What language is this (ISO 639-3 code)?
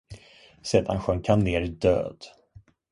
swe